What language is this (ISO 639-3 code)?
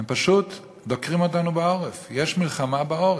heb